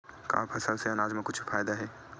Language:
Chhattisgarhi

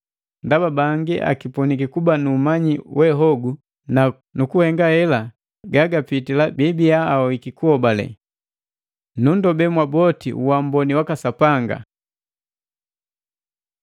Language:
Matengo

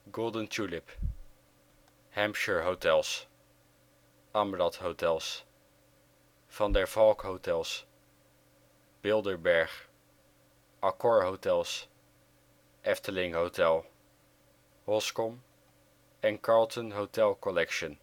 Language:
Dutch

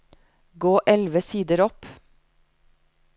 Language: Norwegian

